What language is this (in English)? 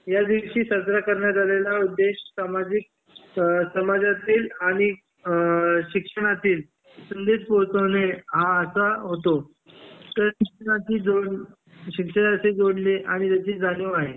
Marathi